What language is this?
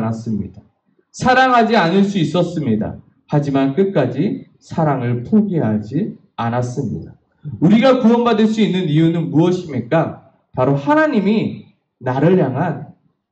Korean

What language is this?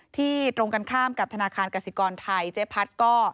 Thai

